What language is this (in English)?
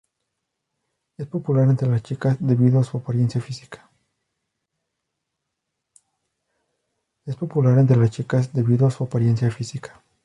Spanish